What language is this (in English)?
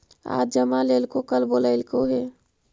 Magahi